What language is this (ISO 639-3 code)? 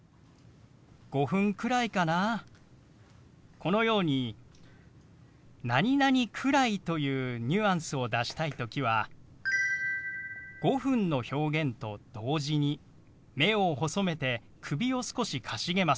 jpn